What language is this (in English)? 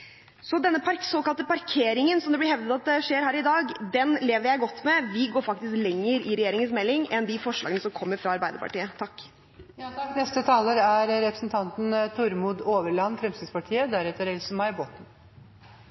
Norwegian Bokmål